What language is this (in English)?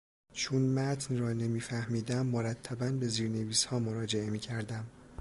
Persian